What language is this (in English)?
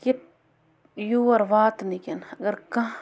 Kashmiri